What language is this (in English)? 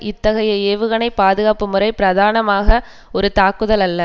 Tamil